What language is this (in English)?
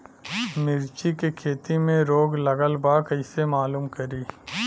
Bhojpuri